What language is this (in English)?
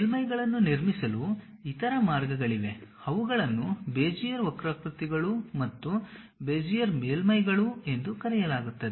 Kannada